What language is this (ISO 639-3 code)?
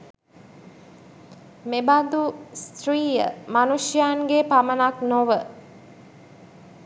sin